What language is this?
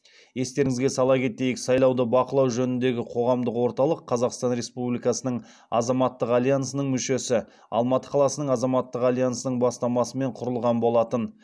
Kazakh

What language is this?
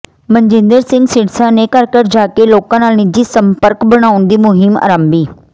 Punjabi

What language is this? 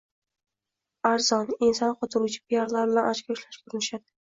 Uzbek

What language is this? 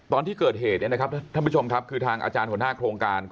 Thai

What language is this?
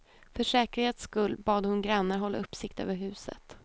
Swedish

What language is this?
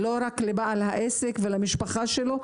Hebrew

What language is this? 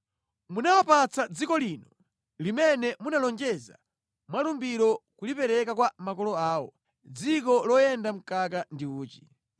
Nyanja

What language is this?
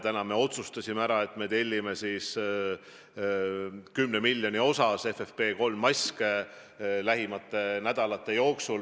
Estonian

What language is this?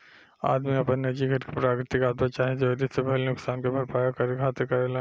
Bhojpuri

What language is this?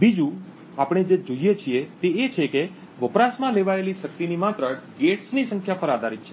Gujarati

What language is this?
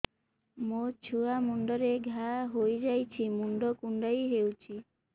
Odia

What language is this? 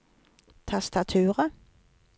Norwegian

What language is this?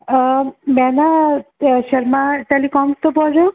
Punjabi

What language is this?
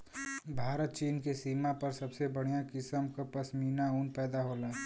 Bhojpuri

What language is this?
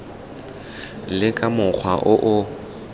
Tswana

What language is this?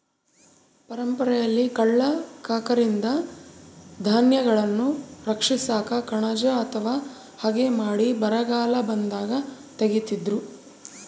Kannada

